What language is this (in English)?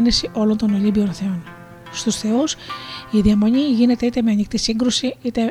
Greek